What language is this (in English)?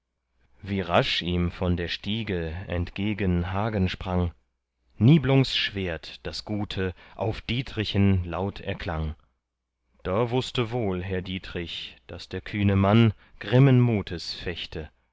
German